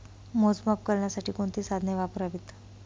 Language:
Marathi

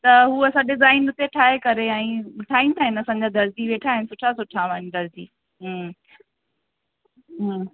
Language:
Sindhi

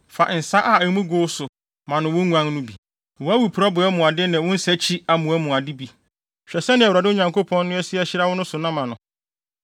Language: Akan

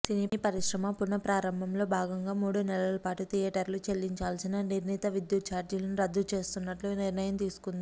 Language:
Telugu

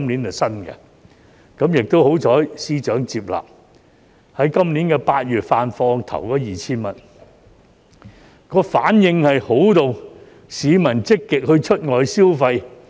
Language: Cantonese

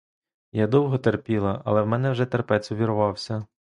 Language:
Ukrainian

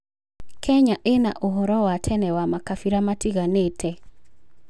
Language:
Kikuyu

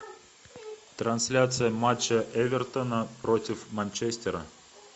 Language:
Russian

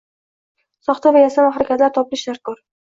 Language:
Uzbek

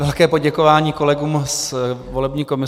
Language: Czech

